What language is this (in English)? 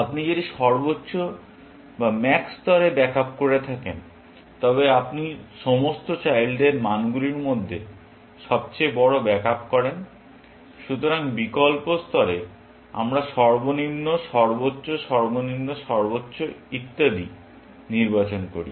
Bangla